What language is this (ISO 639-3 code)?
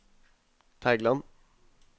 nor